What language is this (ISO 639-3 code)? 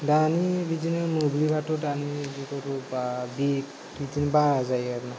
brx